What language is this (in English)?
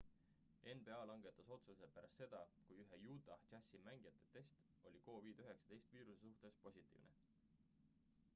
Estonian